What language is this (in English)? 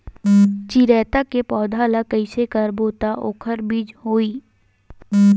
Chhattisgarhi